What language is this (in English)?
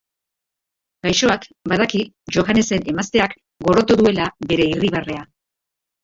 Basque